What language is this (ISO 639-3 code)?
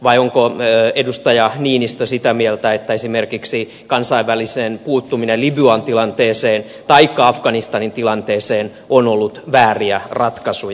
fin